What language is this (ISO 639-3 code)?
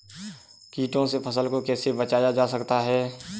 hin